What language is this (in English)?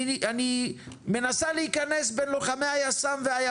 Hebrew